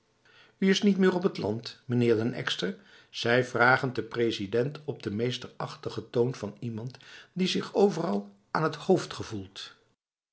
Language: Dutch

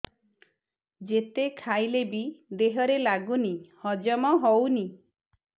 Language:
Odia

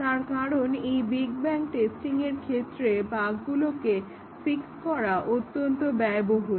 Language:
Bangla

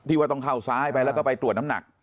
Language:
Thai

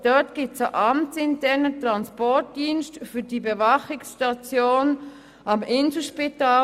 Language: Swiss German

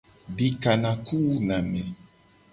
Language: Gen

